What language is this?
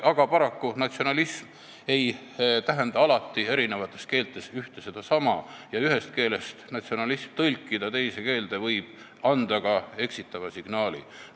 Estonian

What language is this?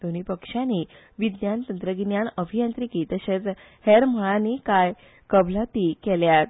Konkani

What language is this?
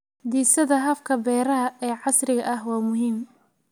Somali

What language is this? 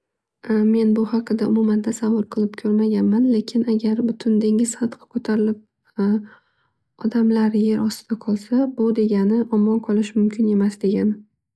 Uzbek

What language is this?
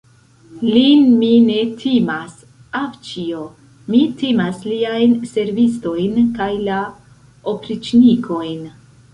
Esperanto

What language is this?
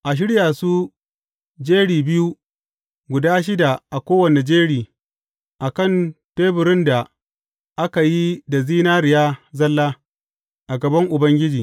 Hausa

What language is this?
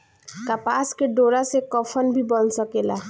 Bhojpuri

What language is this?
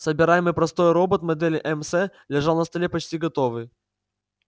Russian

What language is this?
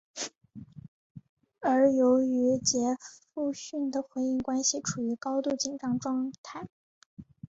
Chinese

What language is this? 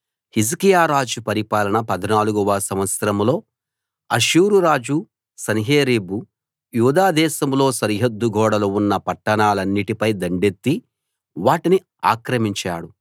Telugu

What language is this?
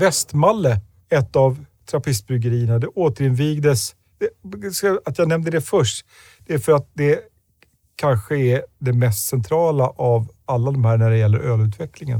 Swedish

